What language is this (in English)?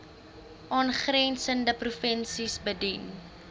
Afrikaans